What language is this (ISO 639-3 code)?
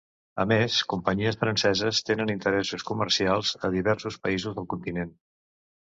cat